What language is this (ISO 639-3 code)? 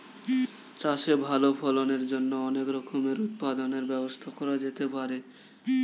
ben